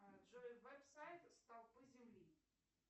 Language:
Russian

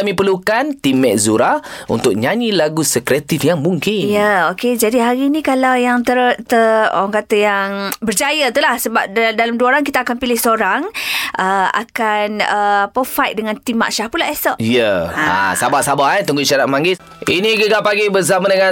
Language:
Malay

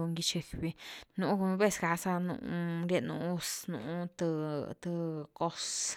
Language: Güilá Zapotec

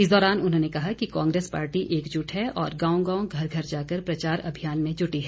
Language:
Hindi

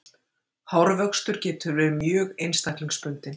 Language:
Icelandic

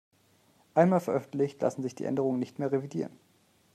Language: German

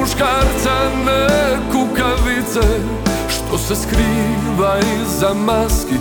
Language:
Croatian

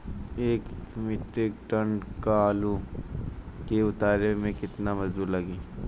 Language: Bhojpuri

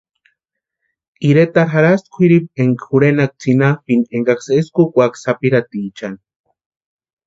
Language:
Western Highland Purepecha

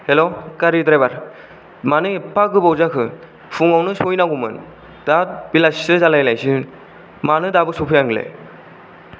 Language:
Bodo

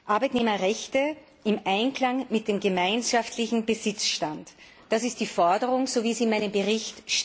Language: German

